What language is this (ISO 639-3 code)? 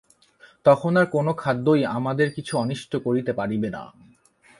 ben